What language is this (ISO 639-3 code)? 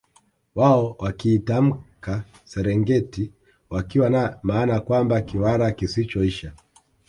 swa